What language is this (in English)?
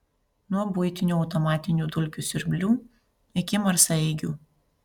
Lithuanian